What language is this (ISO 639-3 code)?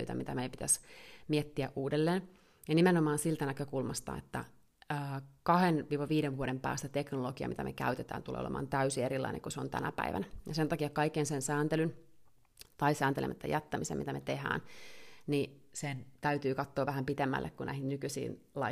fin